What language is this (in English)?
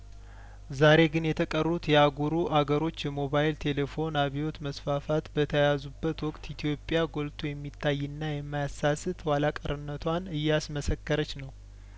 Amharic